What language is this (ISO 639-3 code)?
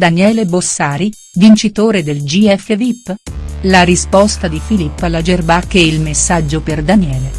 ita